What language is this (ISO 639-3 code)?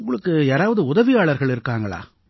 tam